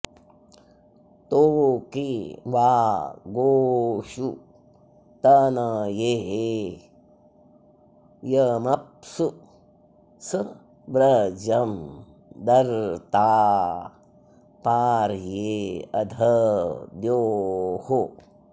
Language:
Sanskrit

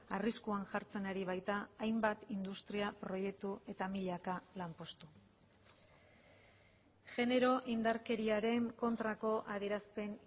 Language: Basque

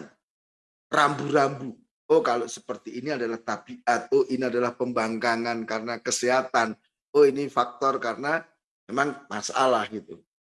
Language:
Indonesian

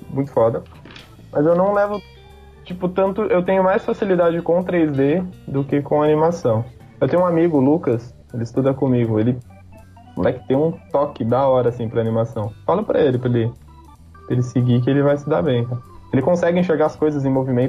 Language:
Portuguese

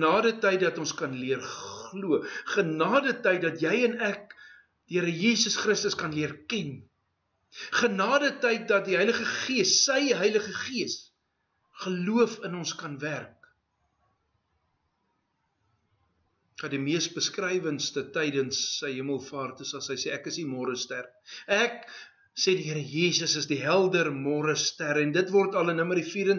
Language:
Dutch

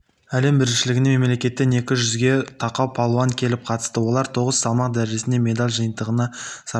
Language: Kazakh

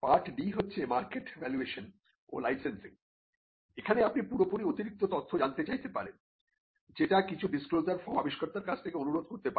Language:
Bangla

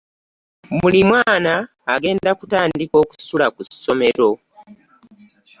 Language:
Ganda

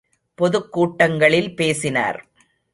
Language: Tamil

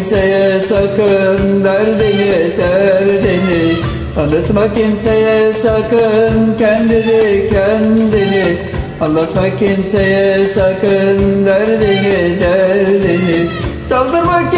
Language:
Turkish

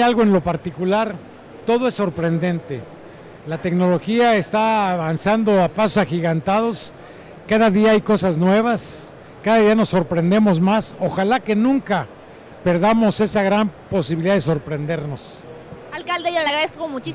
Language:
Spanish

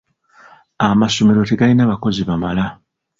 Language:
Ganda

